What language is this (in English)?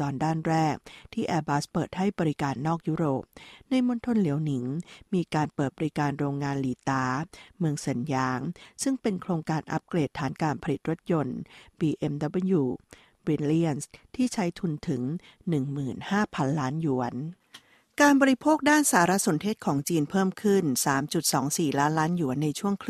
Thai